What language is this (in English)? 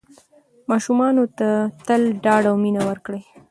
Pashto